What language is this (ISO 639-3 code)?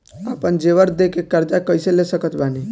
bho